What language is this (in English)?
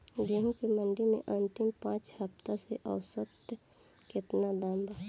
Bhojpuri